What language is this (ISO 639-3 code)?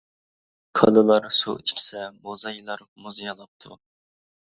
uig